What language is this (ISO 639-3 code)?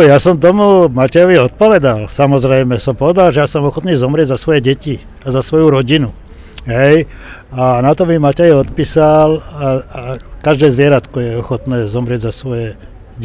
slk